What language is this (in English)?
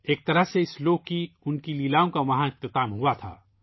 Urdu